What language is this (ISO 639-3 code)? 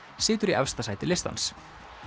isl